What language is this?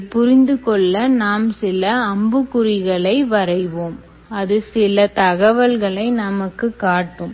Tamil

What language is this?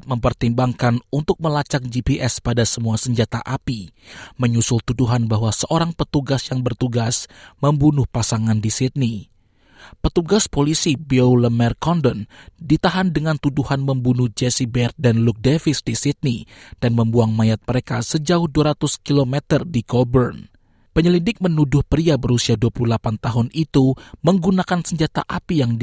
Indonesian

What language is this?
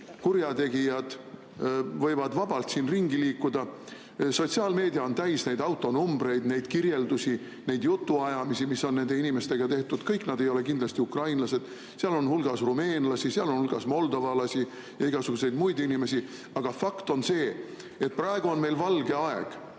Estonian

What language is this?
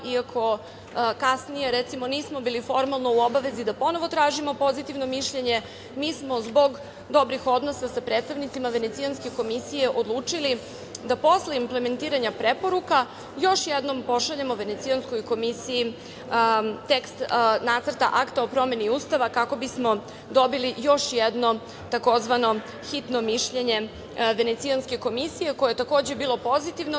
Serbian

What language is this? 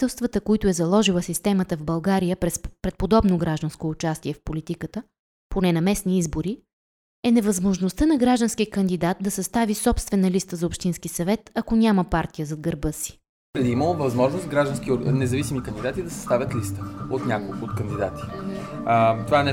Bulgarian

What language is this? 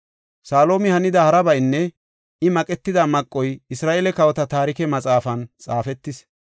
Gofa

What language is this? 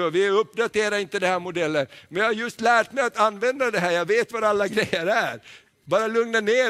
Swedish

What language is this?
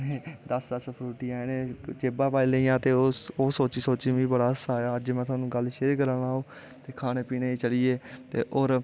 Dogri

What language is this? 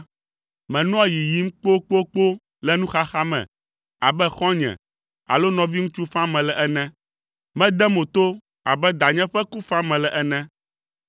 Ewe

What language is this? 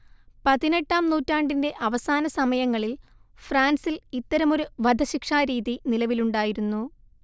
Malayalam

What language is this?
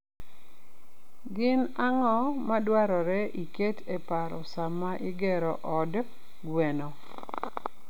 Luo (Kenya and Tanzania)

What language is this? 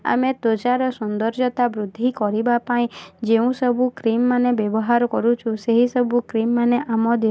Odia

